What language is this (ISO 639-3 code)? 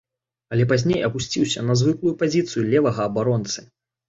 bel